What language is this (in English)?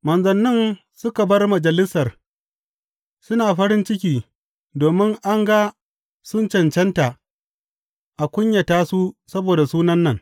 Hausa